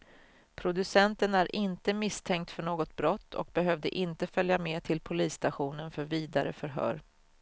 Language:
Swedish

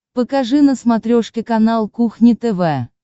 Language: Russian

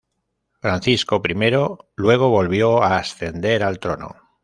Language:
Spanish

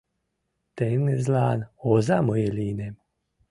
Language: Mari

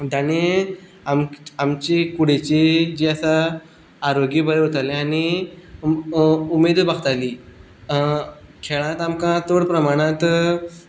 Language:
Konkani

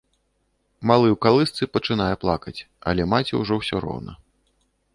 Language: Belarusian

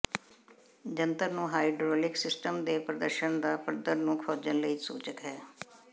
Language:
Punjabi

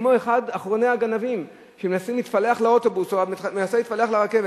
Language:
Hebrew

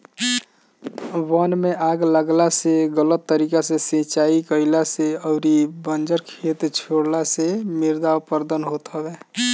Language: Bhojpuri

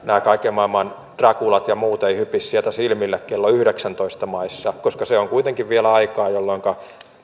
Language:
Finnish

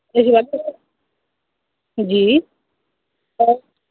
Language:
Dogri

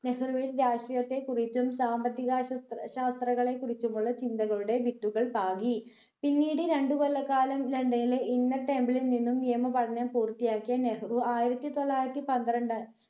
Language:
Malayalam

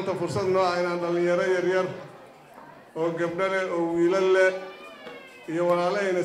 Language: Arabic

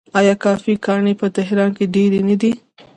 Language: Pashto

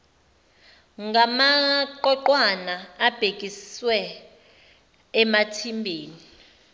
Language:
Zulu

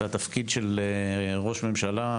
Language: Hebrew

